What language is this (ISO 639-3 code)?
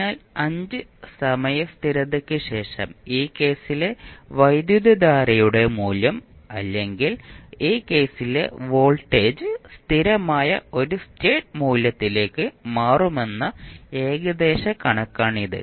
mal